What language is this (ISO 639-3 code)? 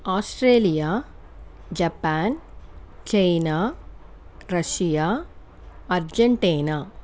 tel